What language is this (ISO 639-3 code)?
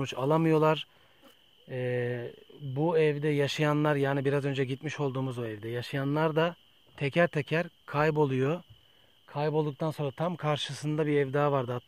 tur